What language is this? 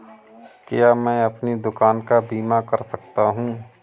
Hindi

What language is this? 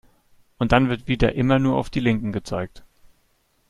German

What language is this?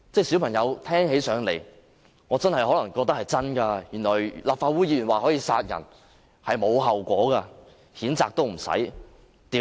Cantonese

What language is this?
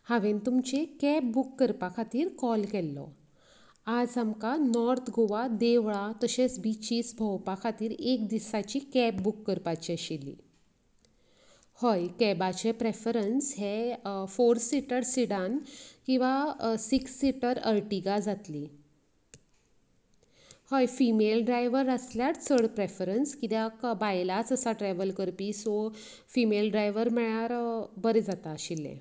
Konkani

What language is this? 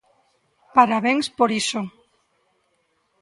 Galician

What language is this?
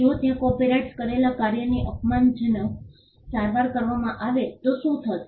Gujarati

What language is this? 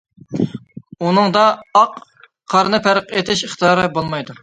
Uyghur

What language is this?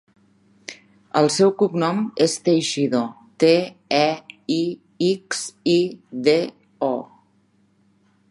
Catalan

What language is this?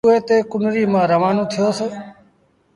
Sindhi Bhil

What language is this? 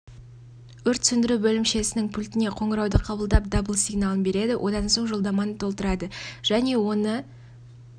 Kazakh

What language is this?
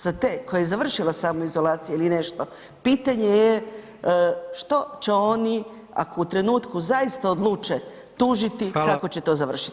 Croatian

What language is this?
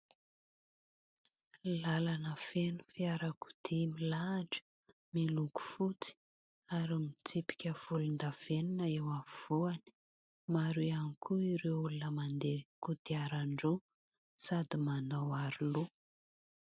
Malagasy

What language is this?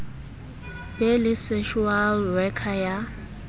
Southern Sotho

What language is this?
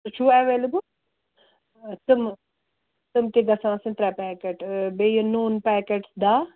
Kashmiri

